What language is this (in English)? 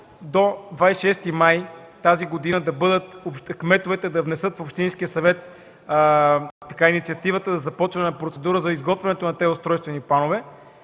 Bulgarian